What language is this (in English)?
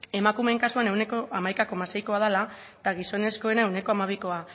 Basque